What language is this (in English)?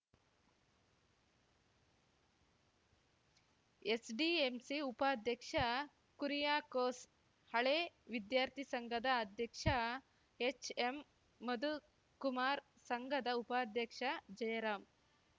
Kannada